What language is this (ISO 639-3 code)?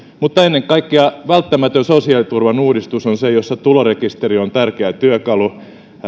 fin